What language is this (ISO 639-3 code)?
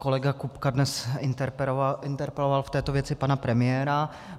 ces